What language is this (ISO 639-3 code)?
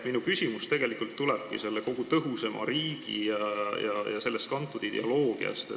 est